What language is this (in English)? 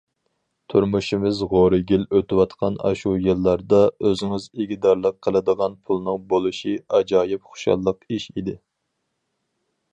Uyghur